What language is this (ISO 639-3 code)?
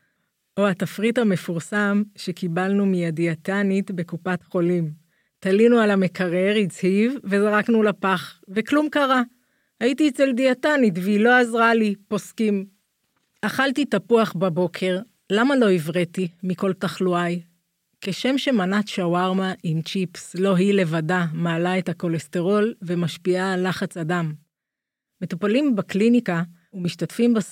heb